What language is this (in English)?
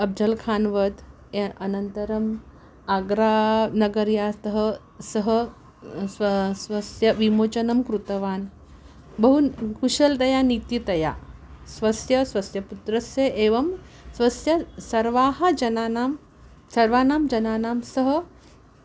Sanskrit